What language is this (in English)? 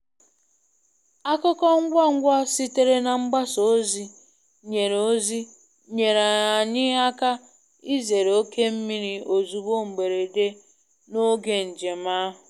Igbo